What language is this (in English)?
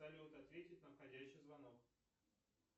Russian